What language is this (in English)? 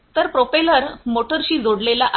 Marathi